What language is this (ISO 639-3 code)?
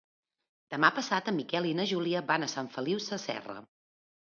cat